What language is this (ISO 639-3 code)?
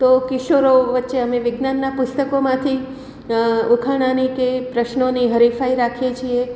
guj